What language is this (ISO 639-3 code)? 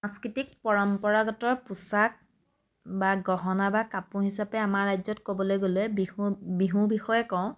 asm